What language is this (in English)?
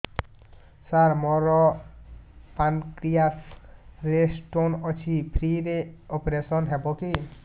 Odia